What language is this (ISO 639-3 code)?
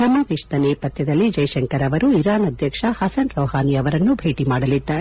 kan